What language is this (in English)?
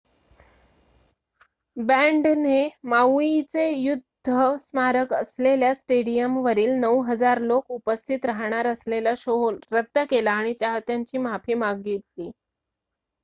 Marathi